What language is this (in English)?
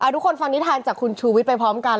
Thai